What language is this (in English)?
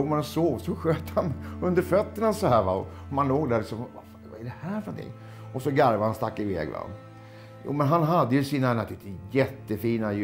Swedish